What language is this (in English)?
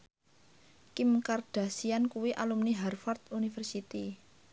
Javanese